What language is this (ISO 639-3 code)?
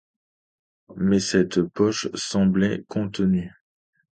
fra